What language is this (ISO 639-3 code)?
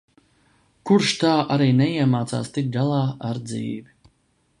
lav